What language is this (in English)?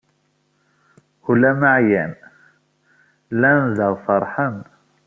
Kabyle